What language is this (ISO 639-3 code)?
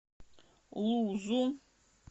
rus